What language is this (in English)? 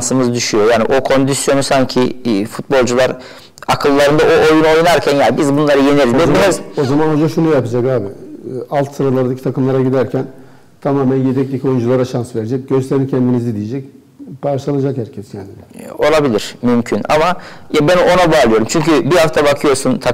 Turkish